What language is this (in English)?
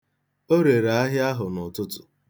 Igbo